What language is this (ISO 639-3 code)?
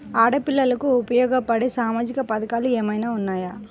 tel